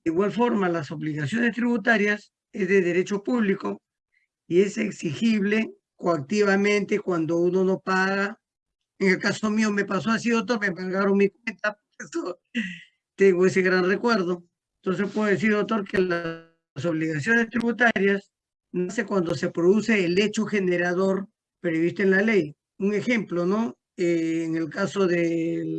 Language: Spanish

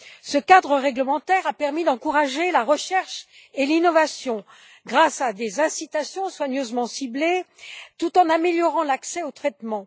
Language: French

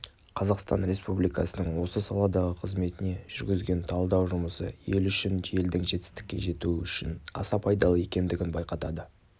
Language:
Kazakh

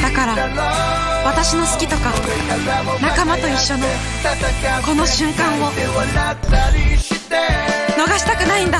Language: Japanese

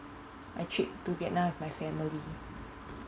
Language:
English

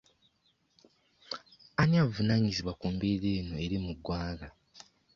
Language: Ganda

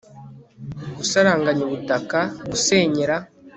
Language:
Kinyarwanda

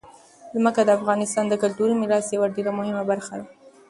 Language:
Pashto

